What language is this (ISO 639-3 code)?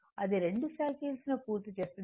tel